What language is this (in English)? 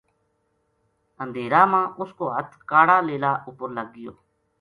Gujari